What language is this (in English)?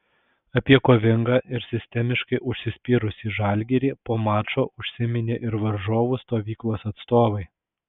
Lithuanian